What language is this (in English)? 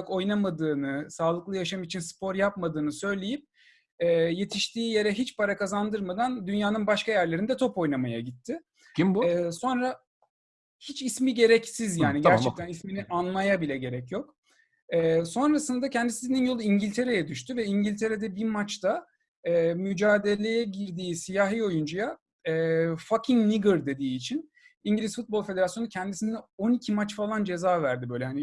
Turkish